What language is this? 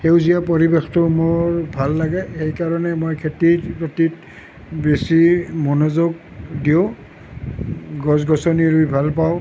Assamese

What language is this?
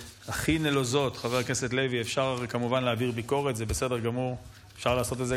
Hebrew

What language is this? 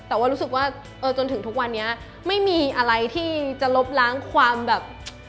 Thai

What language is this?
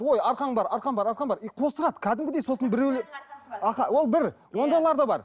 Kazakh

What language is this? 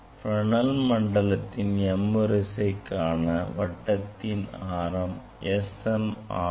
Tamil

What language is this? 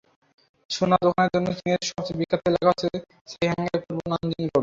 Bangla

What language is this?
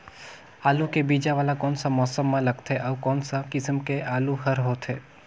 Chhattisgarhi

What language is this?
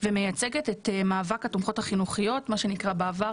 Hebrew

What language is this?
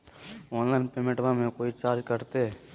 Magahi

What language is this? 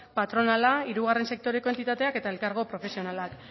Basque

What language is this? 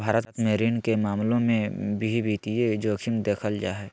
Magahi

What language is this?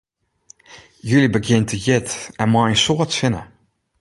Western Frisian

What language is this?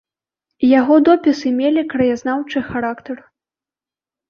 Belarusian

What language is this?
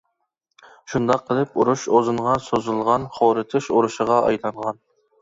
Uyghur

